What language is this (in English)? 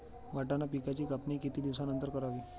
Marathi